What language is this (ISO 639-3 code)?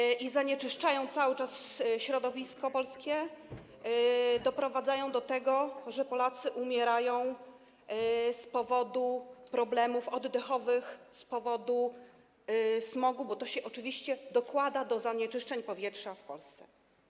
pol